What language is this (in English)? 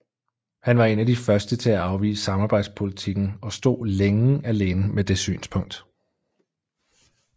Danish